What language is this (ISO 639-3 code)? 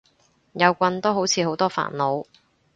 yue